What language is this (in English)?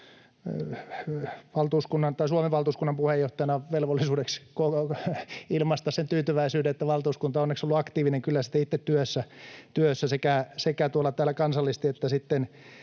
Finnish